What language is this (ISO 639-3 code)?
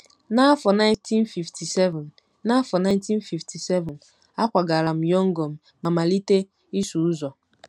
ibo